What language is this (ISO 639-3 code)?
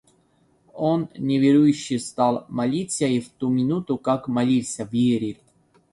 rus